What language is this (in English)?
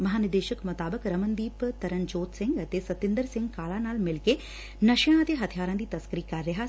Punjabi